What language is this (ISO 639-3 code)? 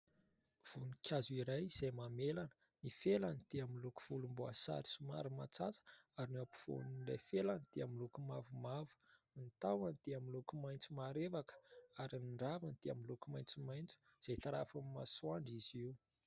mlg